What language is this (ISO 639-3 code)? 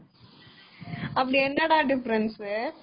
tam